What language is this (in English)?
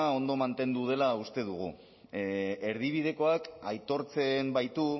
Basque